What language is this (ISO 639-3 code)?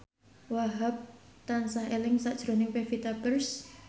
jav